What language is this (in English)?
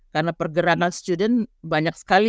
Indonesian